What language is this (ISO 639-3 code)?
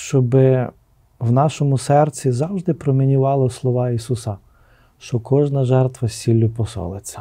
ukr